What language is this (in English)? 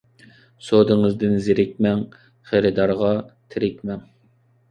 Uyghur